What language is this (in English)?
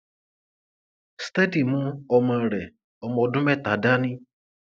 Yoruba